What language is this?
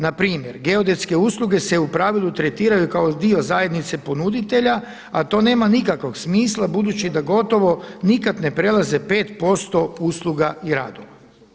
Croatian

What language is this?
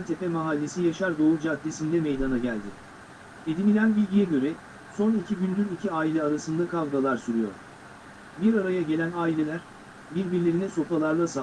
Turkish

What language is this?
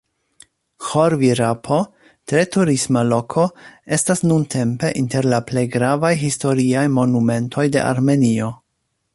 Esperanto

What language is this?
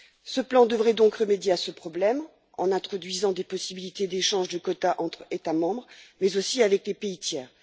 French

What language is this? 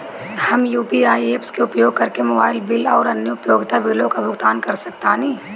Bhojpuri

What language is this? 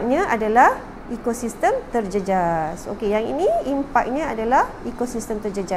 Malay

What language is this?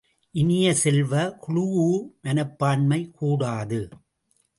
Tamil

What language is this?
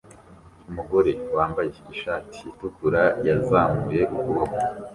Kinyarwanda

